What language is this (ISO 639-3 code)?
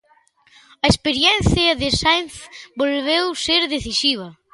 glg